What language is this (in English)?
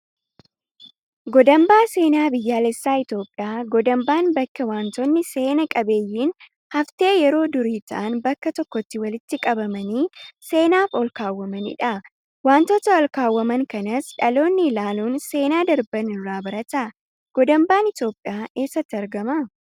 Oromo